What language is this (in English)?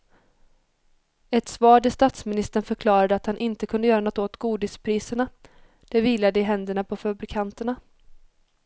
Swedish